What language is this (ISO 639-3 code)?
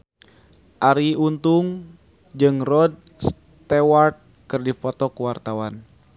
sun